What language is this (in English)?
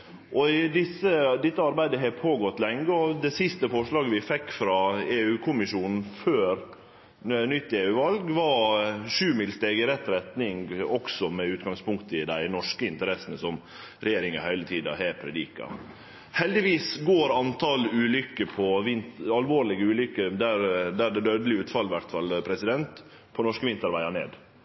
Norwegian Nynorsk